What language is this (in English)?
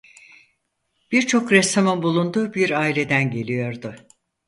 Turkish